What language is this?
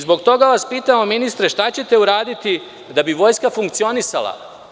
Serbian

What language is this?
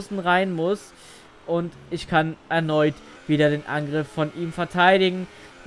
German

